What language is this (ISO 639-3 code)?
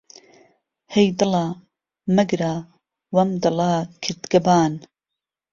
ckb